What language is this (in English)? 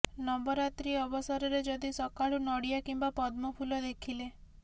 Odia